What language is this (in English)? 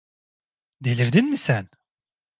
Turkish